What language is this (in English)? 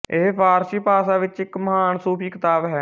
Punjabi